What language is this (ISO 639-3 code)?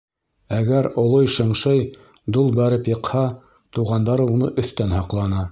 bak